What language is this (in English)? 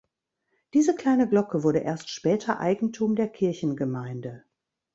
German